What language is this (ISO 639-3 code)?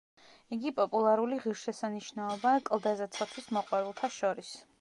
kat